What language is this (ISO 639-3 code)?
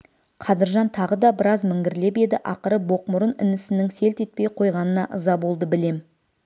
kaz